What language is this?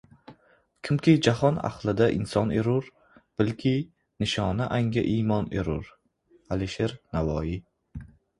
Uzbek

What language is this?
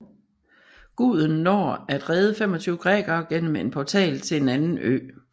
Danish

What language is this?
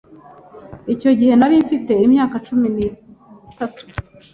Kinyarwanda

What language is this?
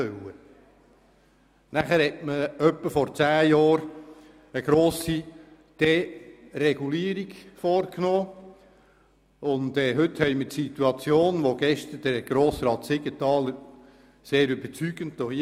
Swiss German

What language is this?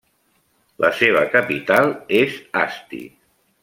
Catalan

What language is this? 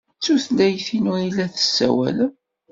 Kabyle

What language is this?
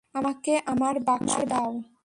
Bangla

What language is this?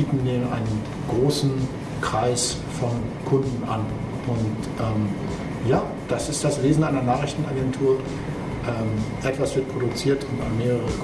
German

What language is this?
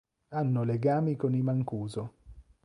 Italian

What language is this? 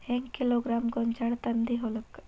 Kannada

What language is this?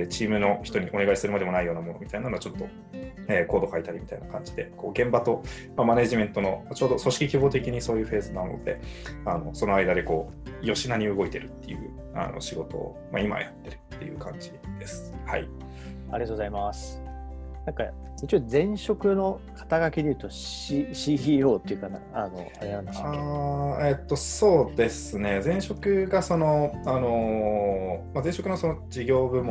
Japanese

